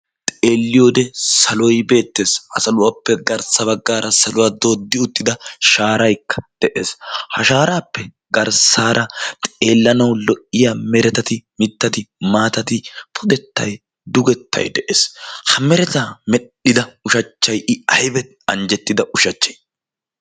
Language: Wolaytta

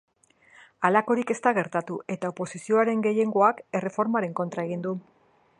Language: Basque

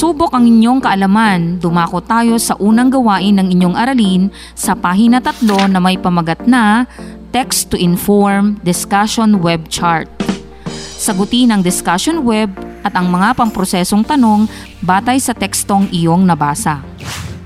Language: Filipino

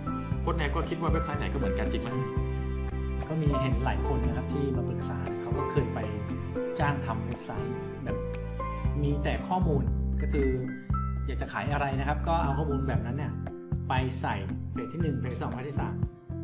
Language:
Thai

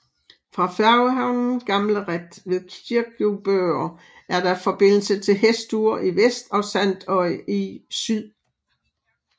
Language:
Danish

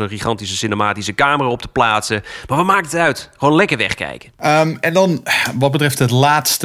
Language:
Dutch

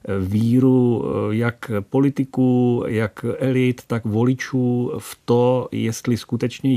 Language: Czech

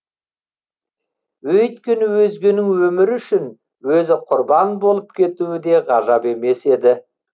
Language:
Kazakh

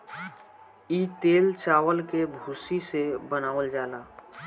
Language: Bhojpuri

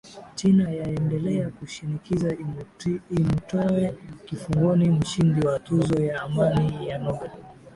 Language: Swahili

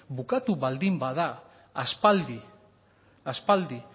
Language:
Basque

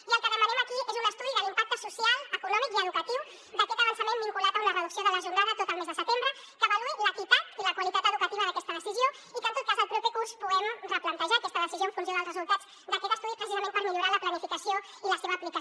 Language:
Catalan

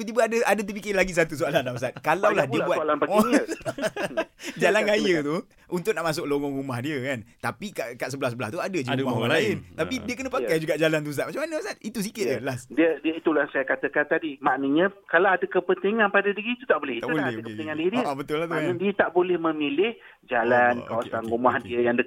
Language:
Malay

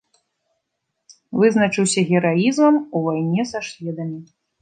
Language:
Belarusian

